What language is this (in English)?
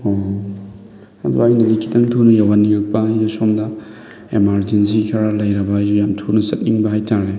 Manipuri